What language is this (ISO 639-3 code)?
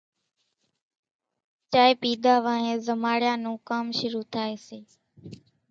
gjk